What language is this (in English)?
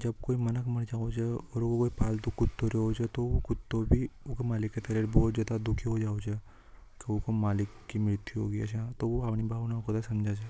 Hadothi